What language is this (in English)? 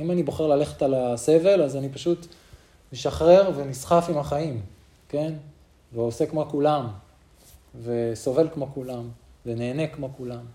Hebrew